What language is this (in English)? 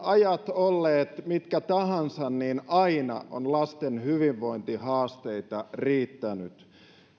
Finnish